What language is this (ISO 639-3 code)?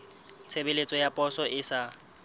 sot